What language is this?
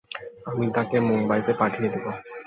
Bangla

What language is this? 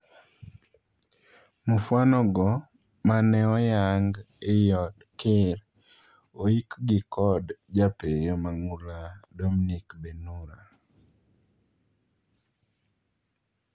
Luo (Kenya and Tanzania)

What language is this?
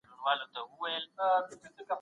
Pashto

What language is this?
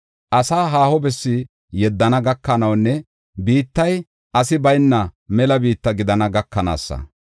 Gofa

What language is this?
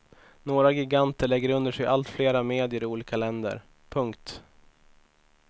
Swedish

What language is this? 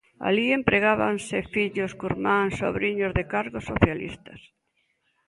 Galician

